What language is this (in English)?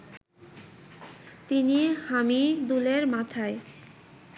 Bangla